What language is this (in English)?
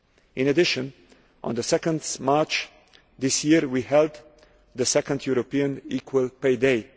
English